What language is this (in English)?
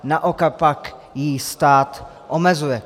Czech